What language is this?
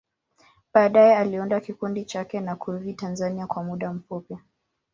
Swahili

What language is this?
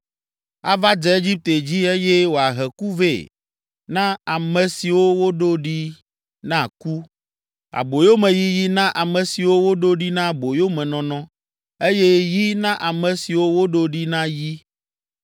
Ewe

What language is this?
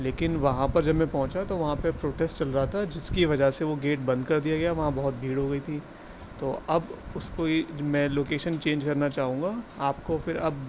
Urdu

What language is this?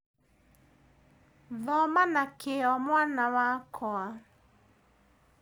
Kikuyu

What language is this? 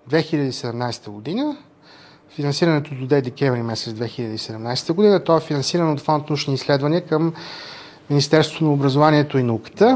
Bulgarian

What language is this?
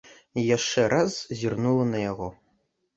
Belarusian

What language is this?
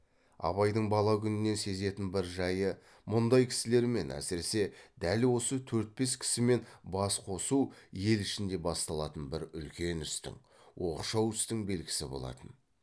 Kazakh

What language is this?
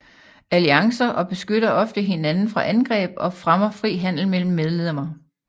Danish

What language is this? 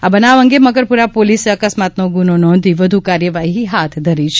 Gujarati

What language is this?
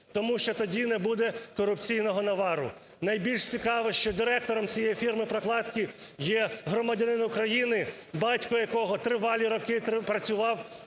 Ukrainian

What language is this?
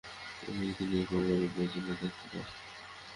Bangla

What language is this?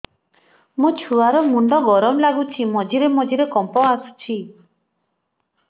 Odia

